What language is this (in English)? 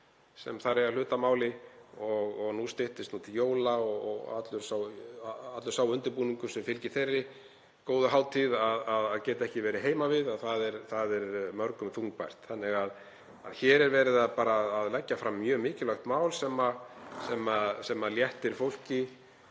Icelandic